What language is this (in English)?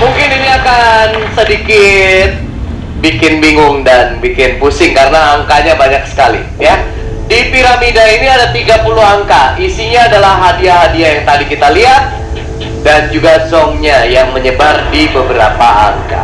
Indonesian